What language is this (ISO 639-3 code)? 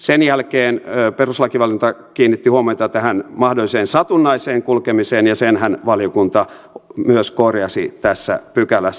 fin